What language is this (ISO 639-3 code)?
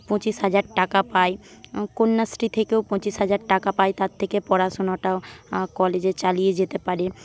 ben